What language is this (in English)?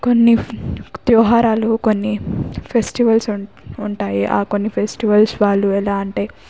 Telugu